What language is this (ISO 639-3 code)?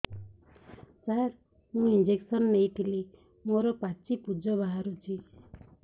ori